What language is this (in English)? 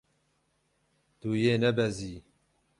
Kurdish